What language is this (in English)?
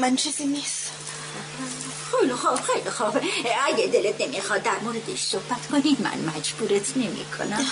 Persian